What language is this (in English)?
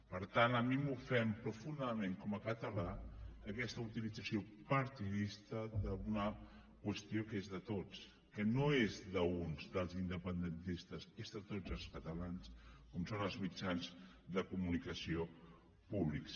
Catalan